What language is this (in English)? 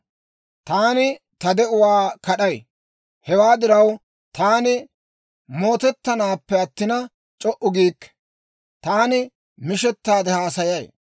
Dawro